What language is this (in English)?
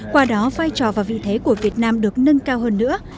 Vietnamese